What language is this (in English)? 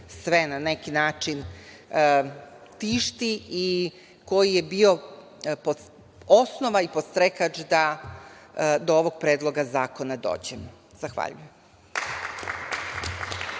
Serbian